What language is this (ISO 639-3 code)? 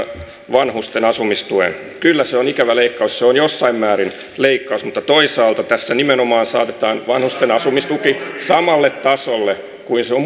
fin